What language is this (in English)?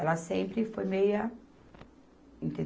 Portuguese